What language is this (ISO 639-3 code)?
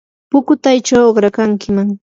qur